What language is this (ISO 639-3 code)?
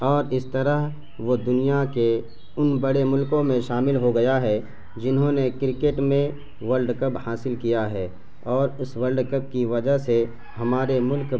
urd